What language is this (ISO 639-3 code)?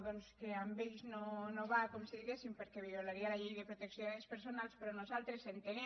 cat